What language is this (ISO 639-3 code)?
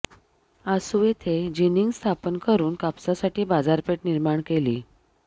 mar